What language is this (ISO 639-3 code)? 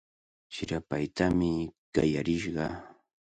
qvl